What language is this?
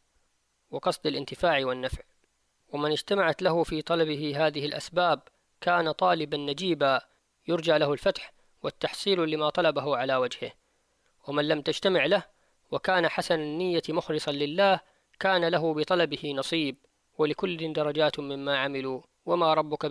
Arabic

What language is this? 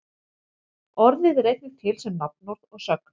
Icelandic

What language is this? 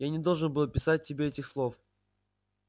Russian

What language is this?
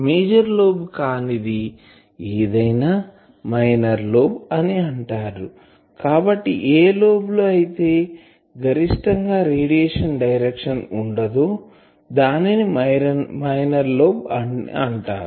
Telugu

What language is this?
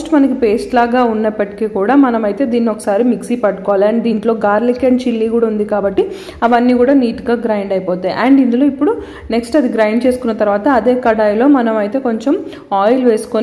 Telugu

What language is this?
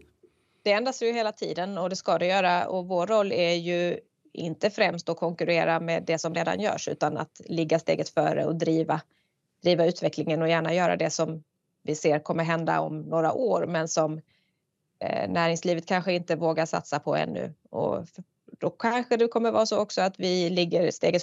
Swedish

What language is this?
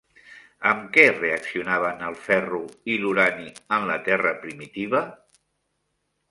Catalan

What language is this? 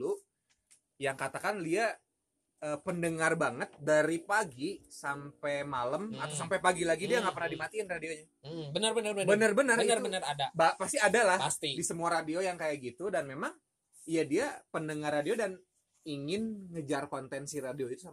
Indonesian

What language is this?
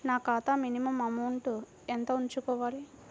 Telugu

